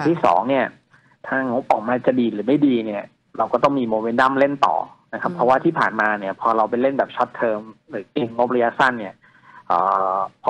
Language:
Thai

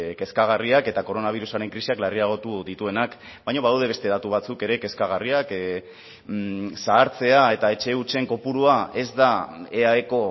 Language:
Basque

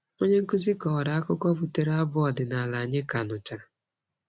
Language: Igbo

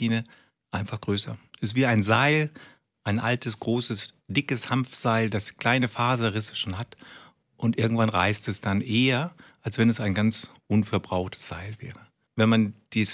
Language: German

